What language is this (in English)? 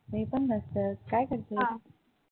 Marathi